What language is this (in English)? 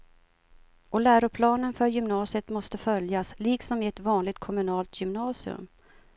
Swedish